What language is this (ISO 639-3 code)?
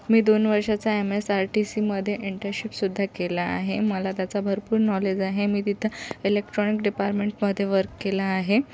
mar